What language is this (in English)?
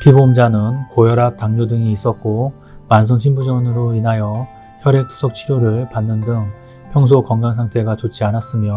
Korean